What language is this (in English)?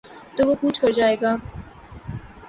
Urdu